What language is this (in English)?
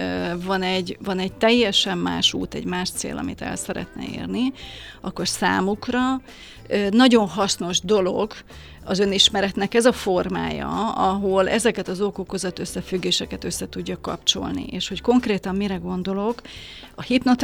Hungarian